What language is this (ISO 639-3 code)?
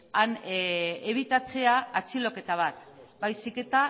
eus